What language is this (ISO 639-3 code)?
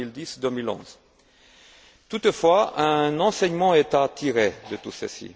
fra